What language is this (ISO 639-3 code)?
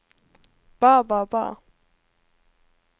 nor